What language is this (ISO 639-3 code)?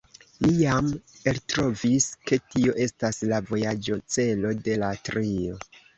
epo